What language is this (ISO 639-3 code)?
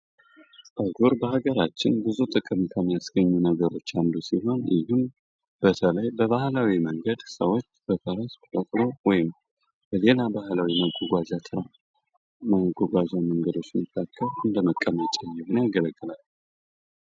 amh